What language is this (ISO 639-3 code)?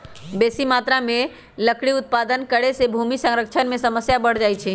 mag